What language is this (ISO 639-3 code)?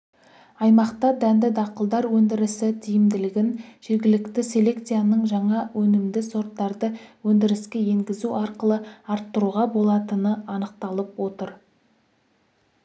kaz